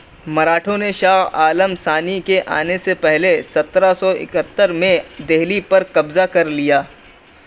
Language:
Urdu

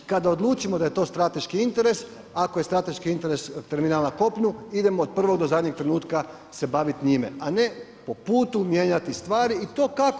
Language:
Croatian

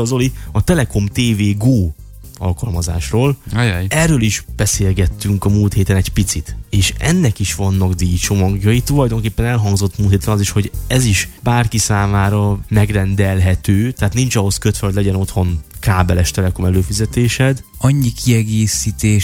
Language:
Hungarian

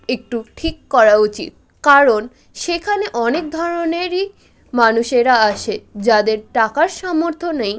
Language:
Bangla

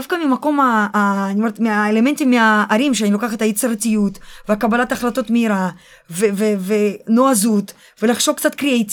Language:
Hebrew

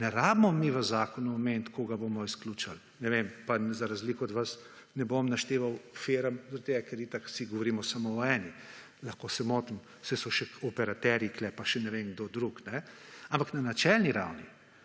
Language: Slovenian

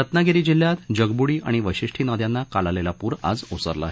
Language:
Marathi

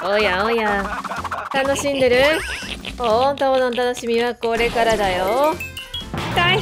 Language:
Japanese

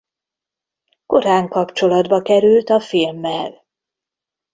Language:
Hungarian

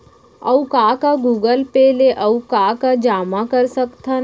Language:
Chhattisgarhi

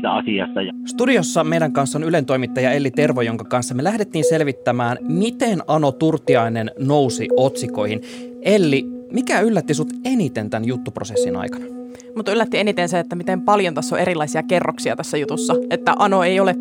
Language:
Finnish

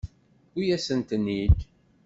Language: Kabyle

